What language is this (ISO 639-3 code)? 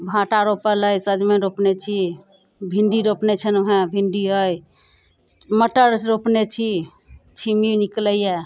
mai